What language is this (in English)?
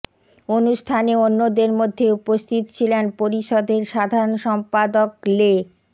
Bangla